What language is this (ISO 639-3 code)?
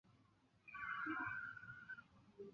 zho